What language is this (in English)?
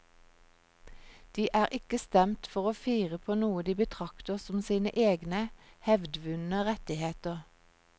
Norwegian